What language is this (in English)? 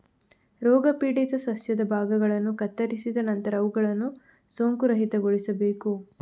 Kannada